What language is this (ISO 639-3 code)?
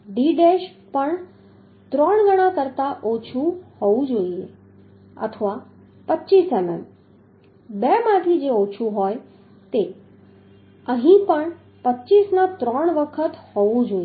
guj